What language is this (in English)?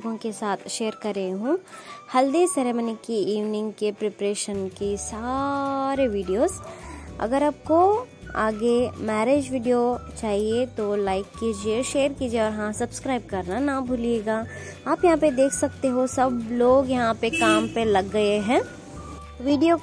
Hindi